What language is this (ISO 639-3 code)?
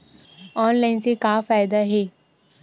hne